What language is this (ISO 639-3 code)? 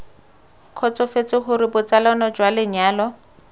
tsn